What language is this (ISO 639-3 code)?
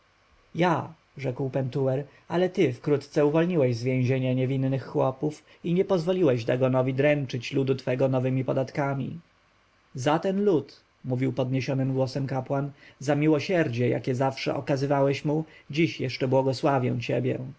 pol